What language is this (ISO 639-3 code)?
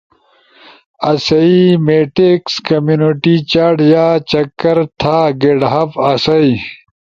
ush